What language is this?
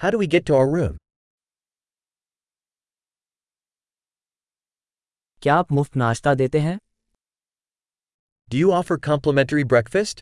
Hindi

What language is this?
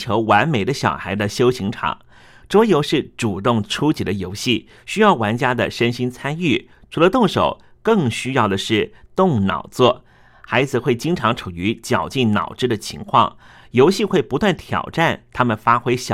Chinese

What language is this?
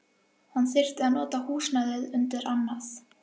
Icelandic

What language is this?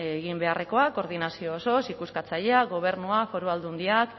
Basque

